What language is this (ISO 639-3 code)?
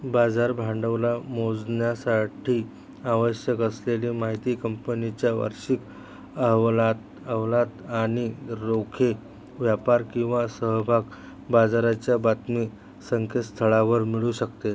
mar